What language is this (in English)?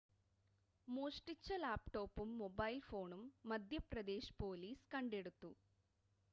Malayalam